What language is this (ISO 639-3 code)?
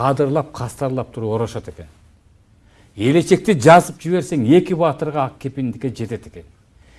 tur